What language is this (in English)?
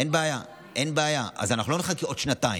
Hebrew